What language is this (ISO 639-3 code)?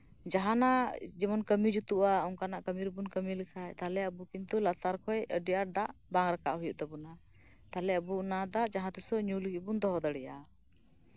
sat